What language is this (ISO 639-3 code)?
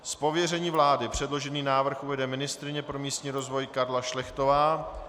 ces